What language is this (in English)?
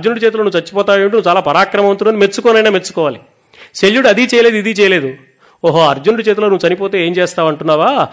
Telugu